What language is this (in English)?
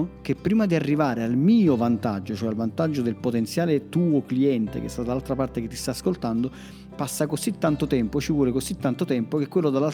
Italian